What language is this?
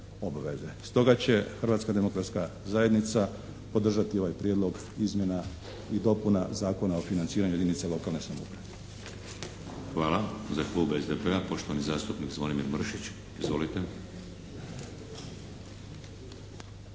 Croatian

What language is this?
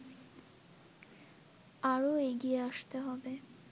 Bangla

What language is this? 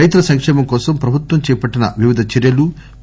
Telugu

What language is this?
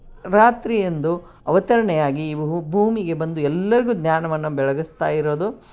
Kannada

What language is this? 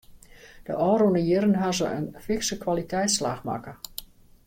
Western Frisian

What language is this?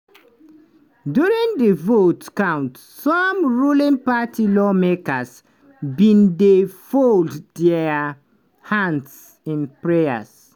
Nigerian Pidgin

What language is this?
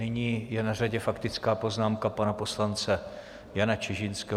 Czech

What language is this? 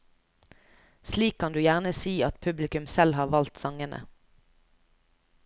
Norwegian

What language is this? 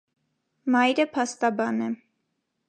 Armenian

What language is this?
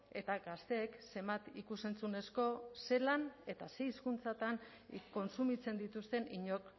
Basque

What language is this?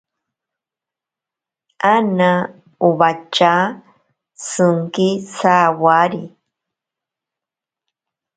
Ashéninka Perené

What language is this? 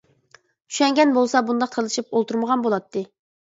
Uyghur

